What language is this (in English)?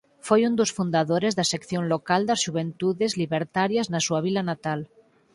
Galician